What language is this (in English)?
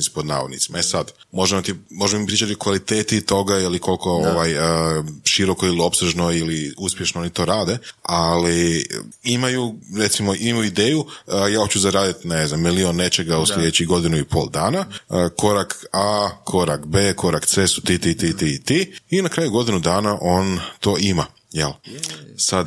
Croatian